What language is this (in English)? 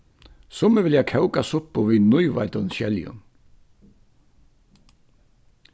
Faroese